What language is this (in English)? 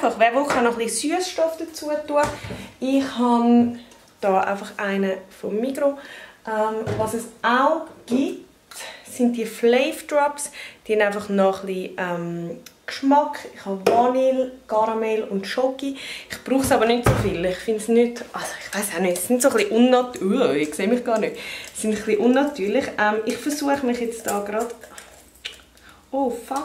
German